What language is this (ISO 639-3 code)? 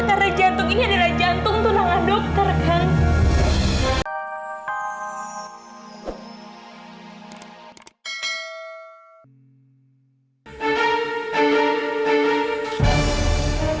ind